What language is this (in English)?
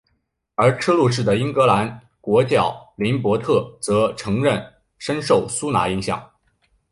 Chinese